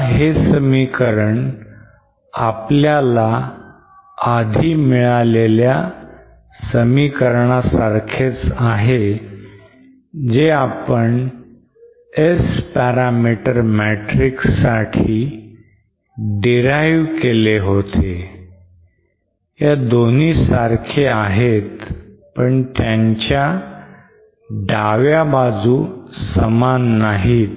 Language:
Marathi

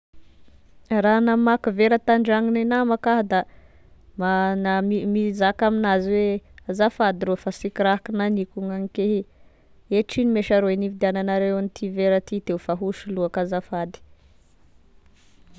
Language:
Tesaka Malagasy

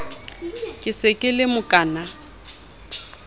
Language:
Southern Sotho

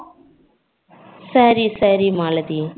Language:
Tamil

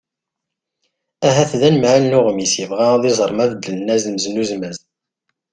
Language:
Kabyle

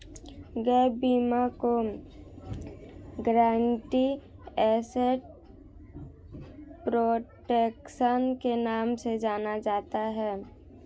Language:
Hindi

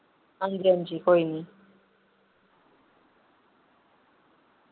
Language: Dogri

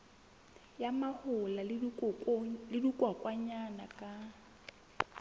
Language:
Southern Sotho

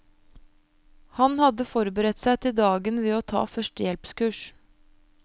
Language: Norwegian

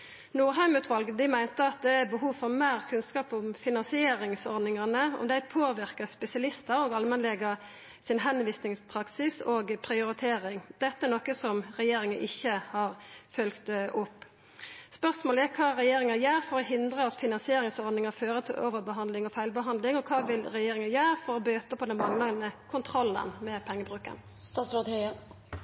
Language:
Norwegian Nynorsk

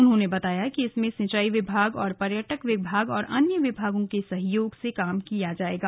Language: Hindi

